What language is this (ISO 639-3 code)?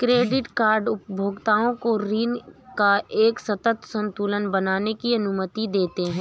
hin